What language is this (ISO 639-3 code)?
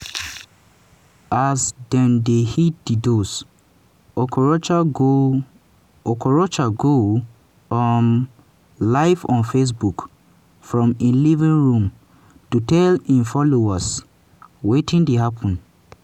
pcm